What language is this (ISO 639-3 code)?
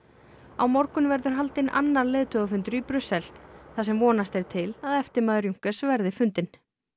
isl